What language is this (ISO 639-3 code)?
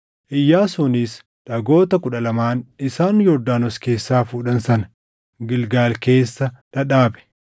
orm